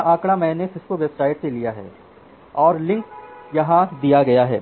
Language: Hindi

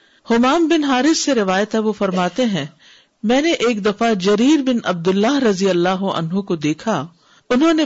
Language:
Urdu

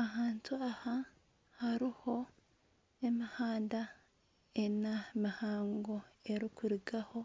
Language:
Nyankole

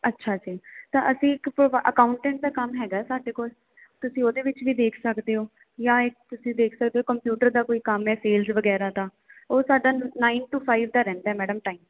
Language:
Punjabi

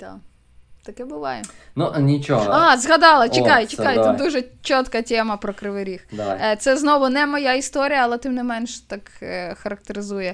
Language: Ukrainian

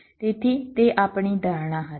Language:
Gujarati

